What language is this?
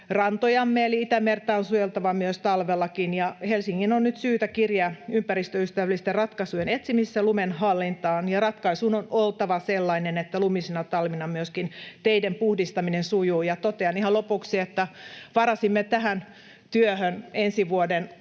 Finnish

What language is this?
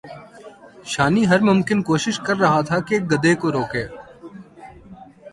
Urdu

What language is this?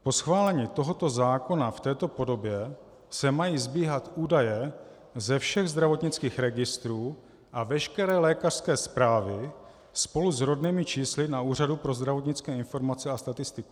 Czech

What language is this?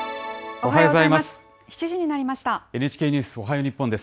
Japanese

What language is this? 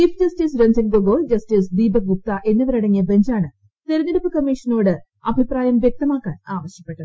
Malayalam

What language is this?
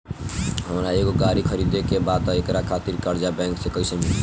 Bhojpuri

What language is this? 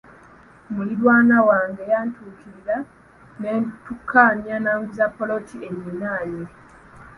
Ganda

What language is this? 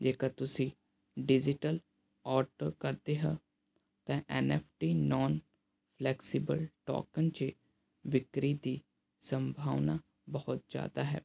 Punjabi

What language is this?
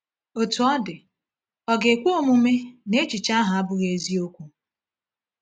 Igbo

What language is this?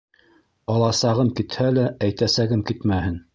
Bashkir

